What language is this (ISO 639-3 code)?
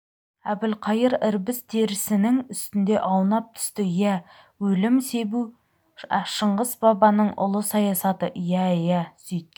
kaz